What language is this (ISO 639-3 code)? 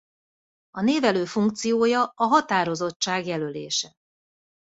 hun